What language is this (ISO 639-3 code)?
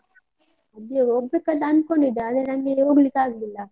kan